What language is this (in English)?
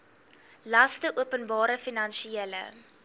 Afrikaans